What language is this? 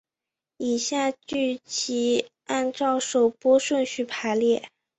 Chinese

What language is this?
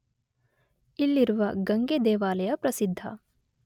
Kannada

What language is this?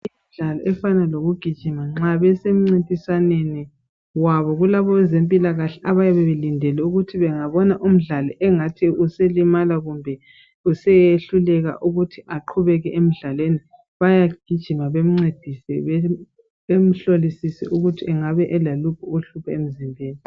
North Ndebele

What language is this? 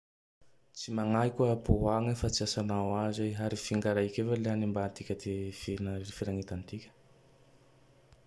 Tandroy-Mahafaly Malagasy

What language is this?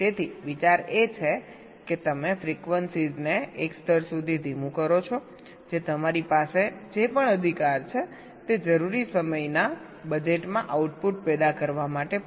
Gujarati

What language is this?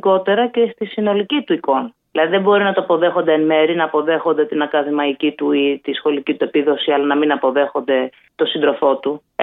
Greek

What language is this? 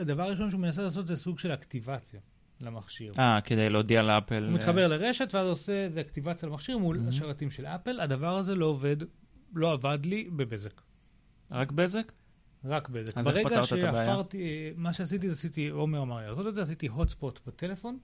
Hebrew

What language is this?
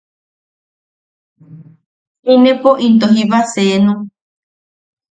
Yaqui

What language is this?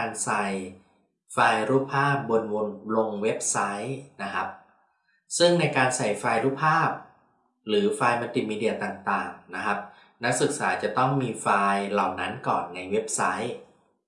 Thai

